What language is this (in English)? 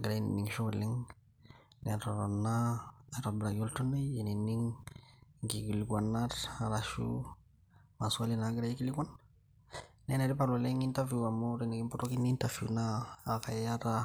Masai